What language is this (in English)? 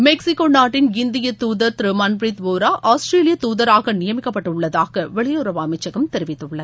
Tamil